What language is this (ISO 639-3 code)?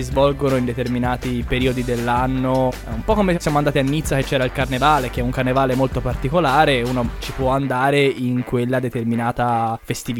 ita